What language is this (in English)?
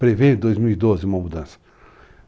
Portuguese